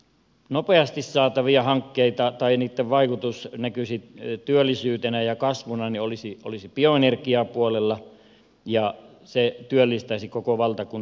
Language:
Finnish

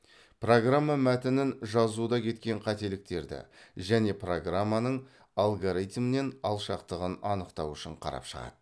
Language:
Kazakh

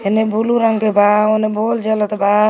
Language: Magahi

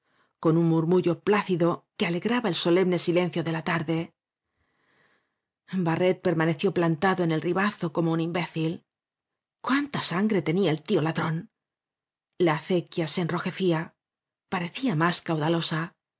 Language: Spanish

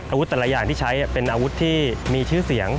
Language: Thai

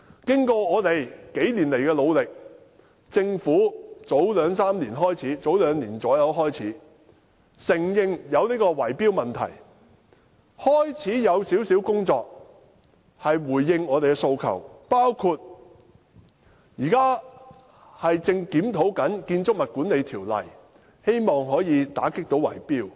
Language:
Cantonese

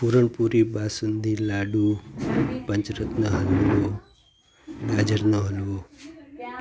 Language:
Gujarati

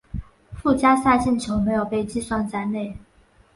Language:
Chinese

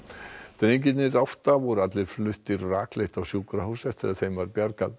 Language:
Icelandic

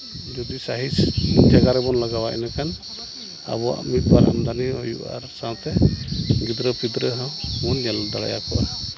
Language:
Santali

